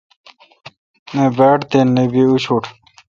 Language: Kalkoti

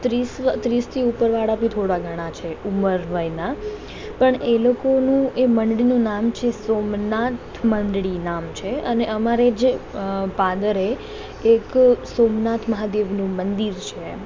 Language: Gujarati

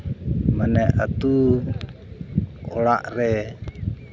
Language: Santali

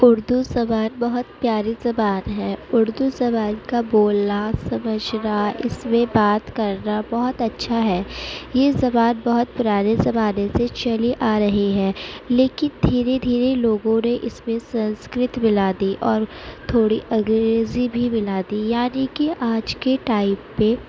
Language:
Urdu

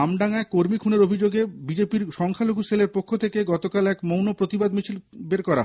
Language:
Bangla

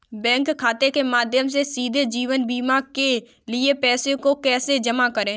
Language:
Hindi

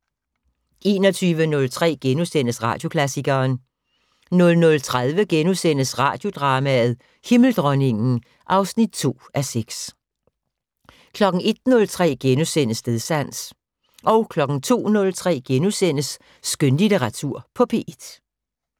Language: Danish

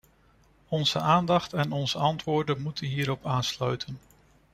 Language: Dutch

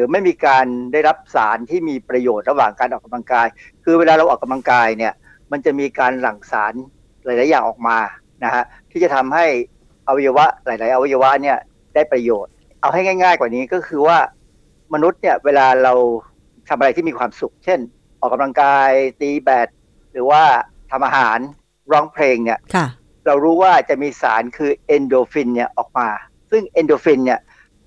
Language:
Thai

